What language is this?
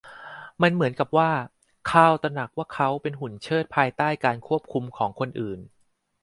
Thai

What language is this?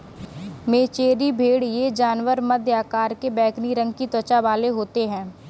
Hindi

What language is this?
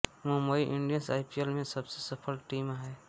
Hindi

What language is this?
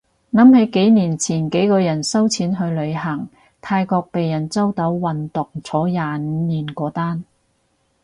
Cantonese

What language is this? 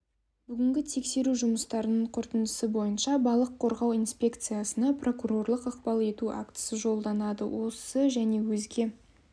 Kazakh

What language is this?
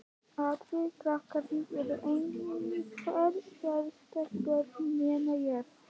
Icelandic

